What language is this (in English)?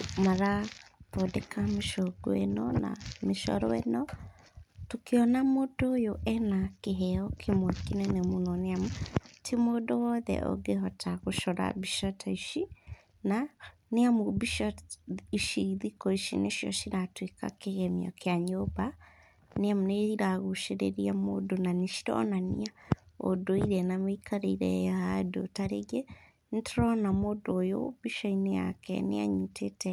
Kikuyu